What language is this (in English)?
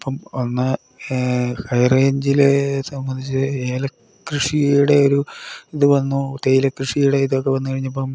Malayalam